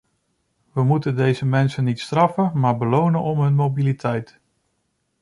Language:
Dutch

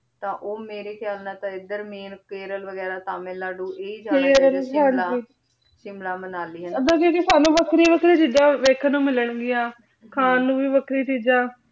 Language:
Punjabi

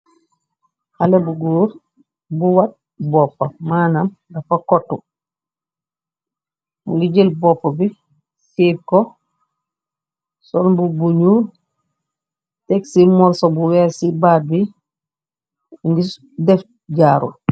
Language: Wolof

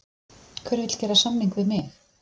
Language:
Icelandic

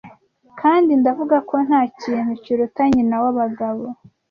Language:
Kinyarwanda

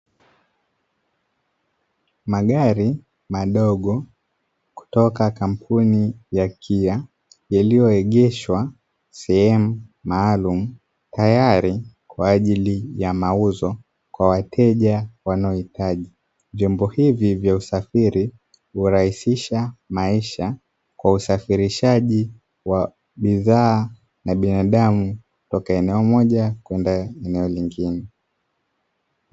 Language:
Swahili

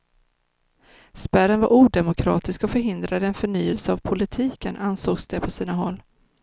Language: Swedish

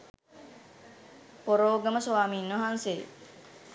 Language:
Sinhala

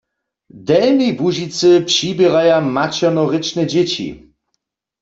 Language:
Upper Sorbian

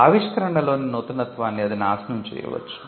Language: Telugu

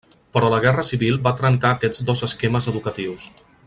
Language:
Catalan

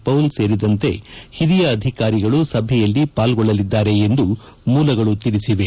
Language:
Kannada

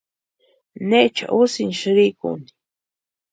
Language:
Western Highland Purepecha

